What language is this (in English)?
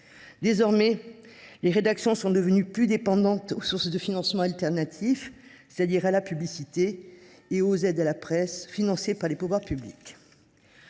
French